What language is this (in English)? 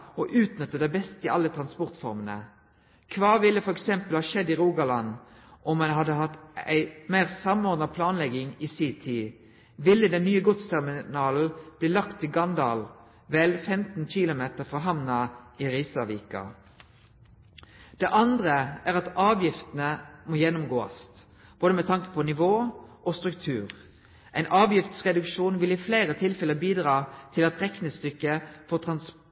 Norwegian Nynorsk